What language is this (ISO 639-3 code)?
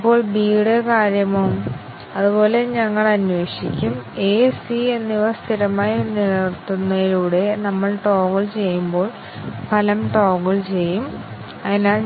mal